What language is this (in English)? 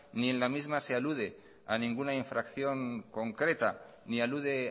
Spanish